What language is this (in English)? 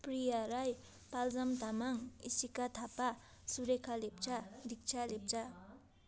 Nepali